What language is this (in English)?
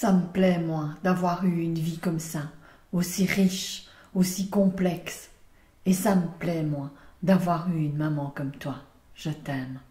French